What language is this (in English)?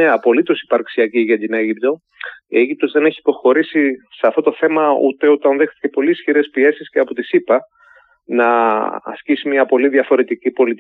Greek